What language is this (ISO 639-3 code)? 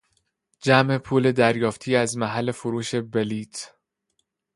fas